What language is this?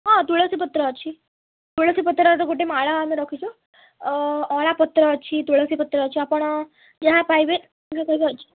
Odia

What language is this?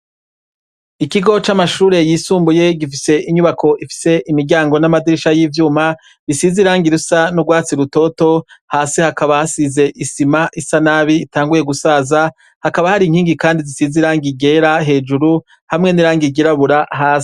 Rundi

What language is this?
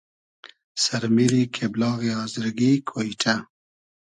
Hazaragi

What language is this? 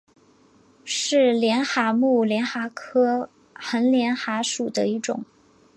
Chinese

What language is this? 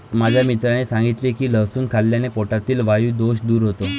Marathi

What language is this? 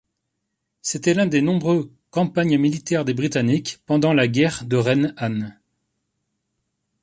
French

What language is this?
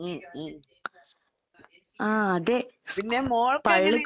Malayalam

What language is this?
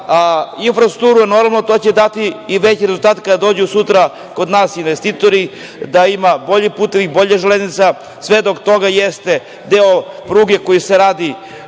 Serbian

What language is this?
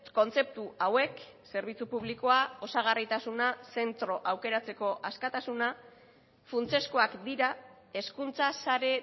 Basque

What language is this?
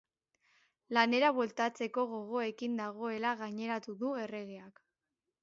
Basque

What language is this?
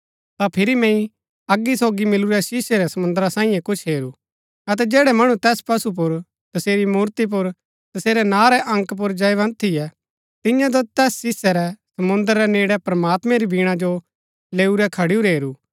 Gaddi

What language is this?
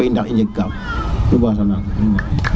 Serer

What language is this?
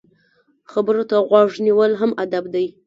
Pashto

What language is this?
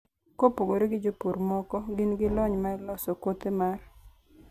Luo (Kenya and Tanzania)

